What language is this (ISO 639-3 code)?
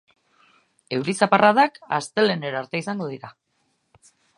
eus